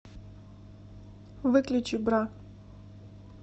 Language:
Russian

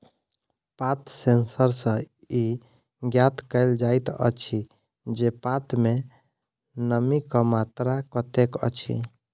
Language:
Maithili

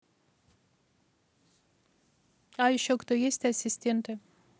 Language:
Russian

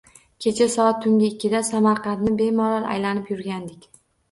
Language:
Uzbek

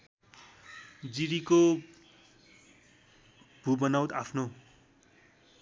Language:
Nepali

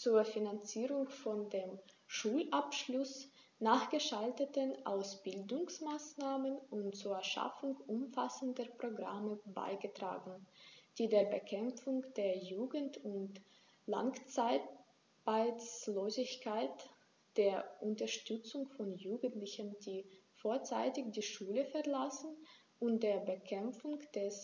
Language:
German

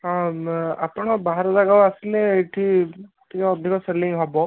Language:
Odia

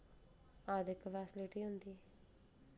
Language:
Dogri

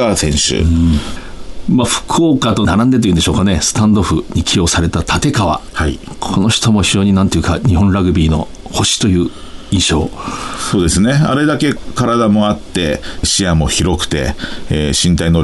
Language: Japanese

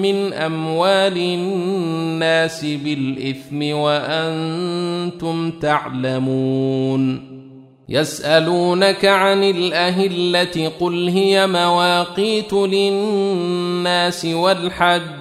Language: Arabic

